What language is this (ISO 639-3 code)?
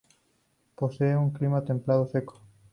spa